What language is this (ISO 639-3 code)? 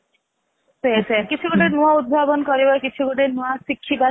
ori